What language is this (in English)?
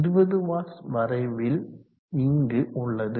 Tamil